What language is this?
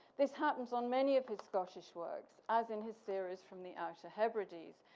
English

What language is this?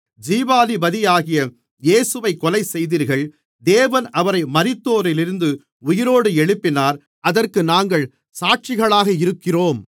Tamil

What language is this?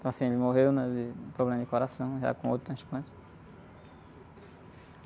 Portuguese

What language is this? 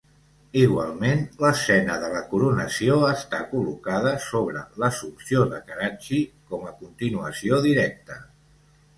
Catalan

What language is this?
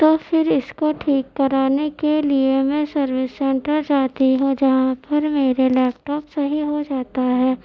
Urdu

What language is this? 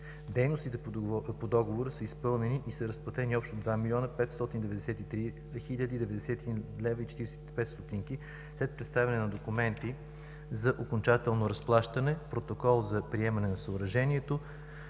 Bulgarian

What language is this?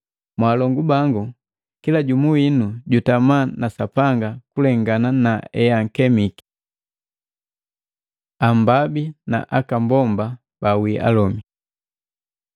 Matengo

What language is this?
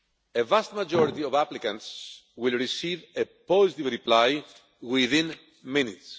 English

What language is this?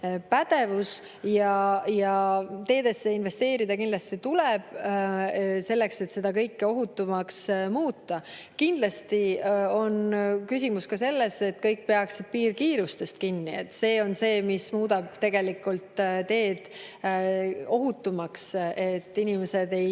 Estonian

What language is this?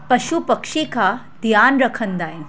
Sindhi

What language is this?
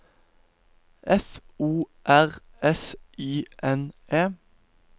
Norwegian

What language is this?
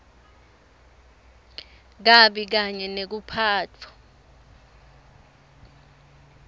Swati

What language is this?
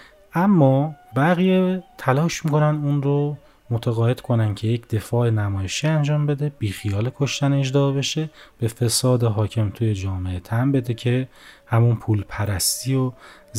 Persian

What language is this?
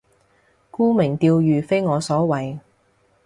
Cantonese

